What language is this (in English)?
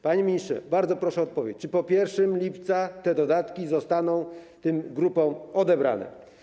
Polish